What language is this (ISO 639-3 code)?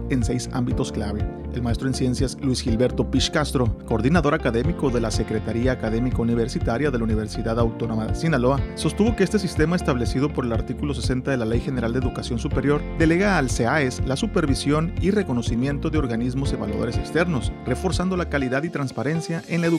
spa